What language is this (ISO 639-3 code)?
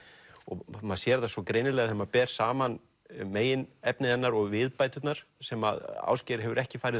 isl